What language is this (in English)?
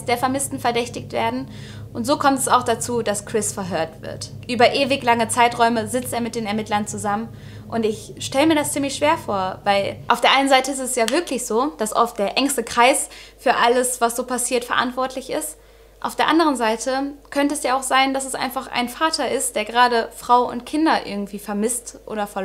German